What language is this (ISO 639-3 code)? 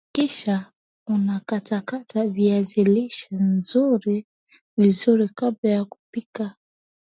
swa